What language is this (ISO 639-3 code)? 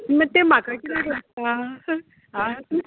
kok